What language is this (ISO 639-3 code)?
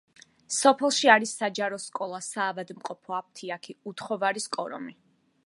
kat